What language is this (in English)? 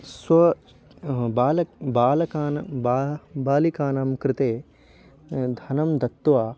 Sanskrit